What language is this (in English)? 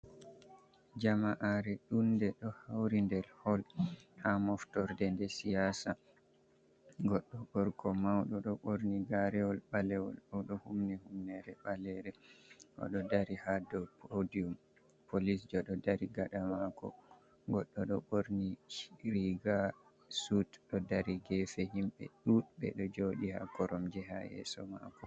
Fula